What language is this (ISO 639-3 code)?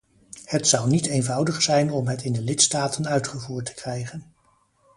nld